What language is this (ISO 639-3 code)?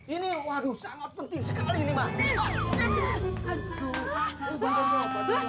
ind